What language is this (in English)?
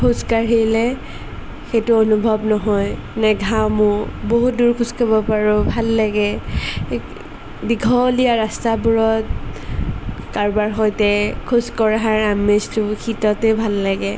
Assamese